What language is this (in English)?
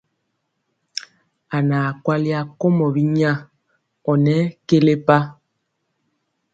Mpiemo